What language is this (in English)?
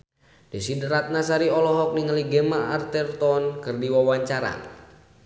Sundanese